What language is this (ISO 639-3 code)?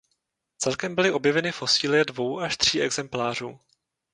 ces